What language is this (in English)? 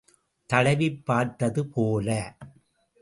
Tamil